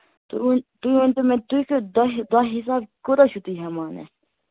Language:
Kashmiri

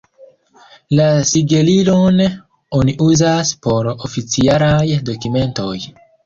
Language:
Esperanto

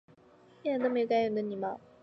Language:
Chinese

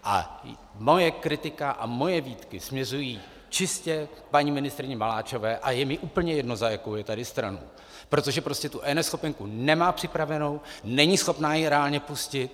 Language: Czech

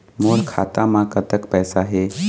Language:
Chhattisgarhi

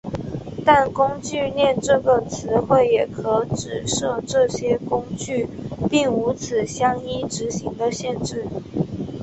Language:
Chinese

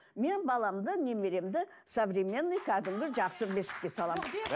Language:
Kazakh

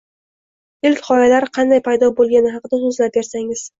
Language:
Uzbek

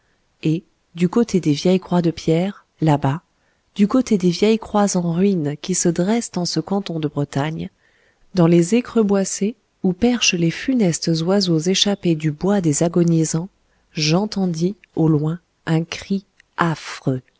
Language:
French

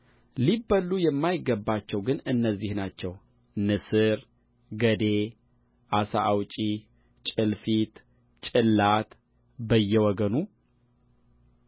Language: Amharic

